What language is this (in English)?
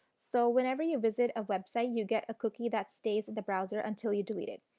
English